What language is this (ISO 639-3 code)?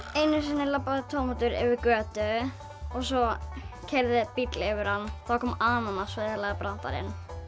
isl